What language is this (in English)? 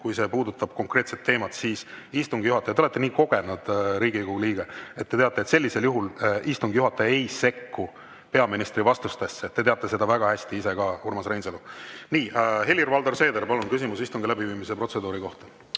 Estonian